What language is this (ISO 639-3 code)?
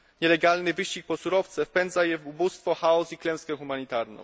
pol